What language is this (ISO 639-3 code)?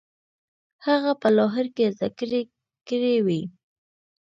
pus